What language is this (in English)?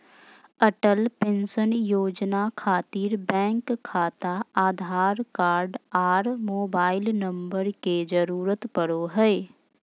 Magahi